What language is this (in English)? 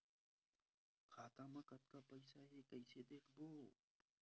Chhattisgarhi